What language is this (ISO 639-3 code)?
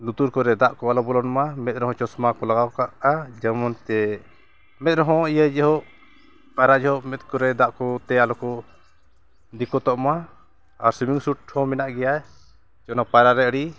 sat